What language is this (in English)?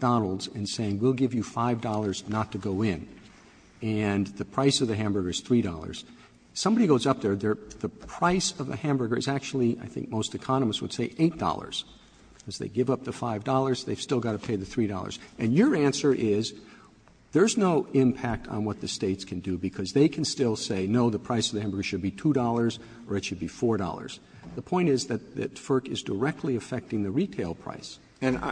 English